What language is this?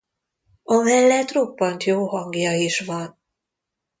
Hungarian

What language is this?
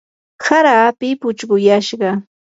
Yanahuanca Pasco Quechua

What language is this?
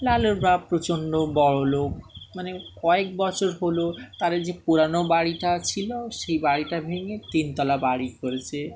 Bangla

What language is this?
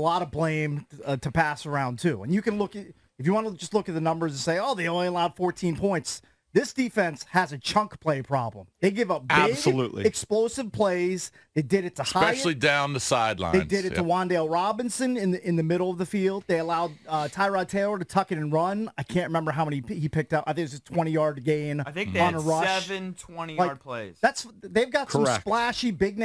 English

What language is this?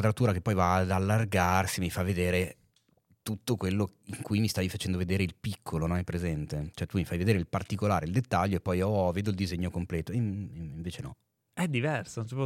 Italian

